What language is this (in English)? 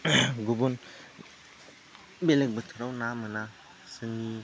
Bodo